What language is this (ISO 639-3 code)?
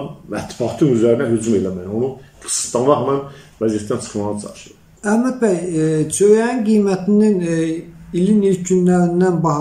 tur